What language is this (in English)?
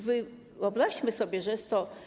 Polish